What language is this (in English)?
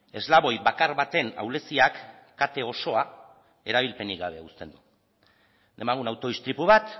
Basque